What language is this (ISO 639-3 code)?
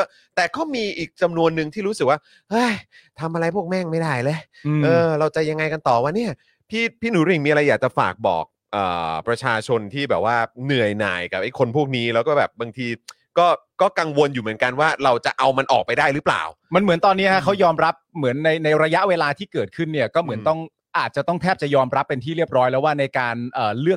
tha